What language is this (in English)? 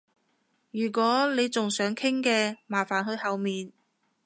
Cantonese